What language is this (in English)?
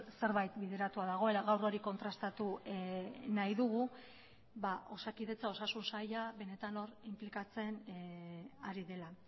Basque